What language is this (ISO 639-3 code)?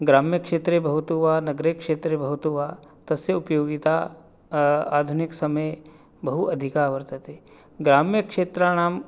san